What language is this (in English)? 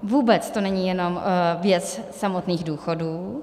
Czech